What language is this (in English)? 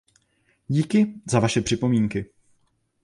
Czech